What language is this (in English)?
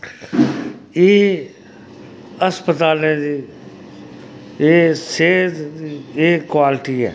Dogri